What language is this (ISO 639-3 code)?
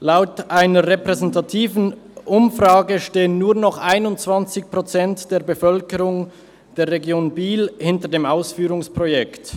gsw